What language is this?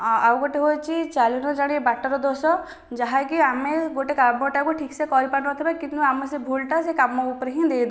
Odia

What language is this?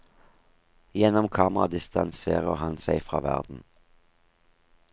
Norwegian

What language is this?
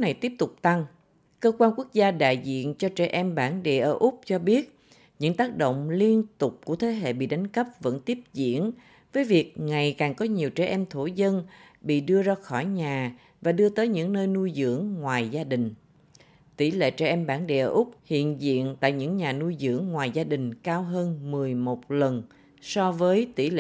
Vietnamese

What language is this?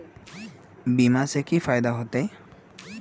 Magahi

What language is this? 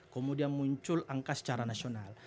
Indonesian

